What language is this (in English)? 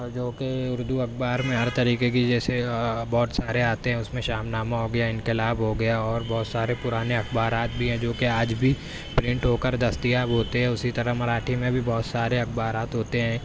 Urdu